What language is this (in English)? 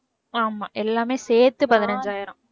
Tamil